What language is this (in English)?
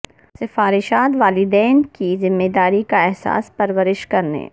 Urdu